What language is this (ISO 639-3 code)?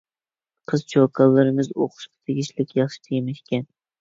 uig